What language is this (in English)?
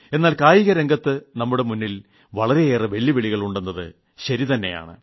Malayalam